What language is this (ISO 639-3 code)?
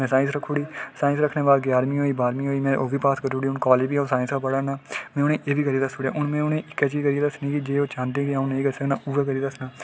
doi